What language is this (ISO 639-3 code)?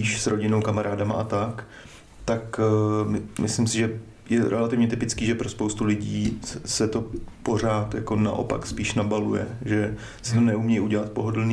ces